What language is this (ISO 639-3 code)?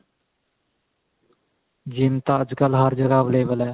pan